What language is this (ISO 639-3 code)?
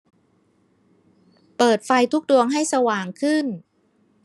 tha